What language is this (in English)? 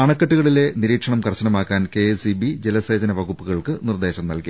Malayalam